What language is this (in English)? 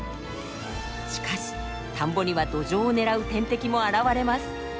Japanese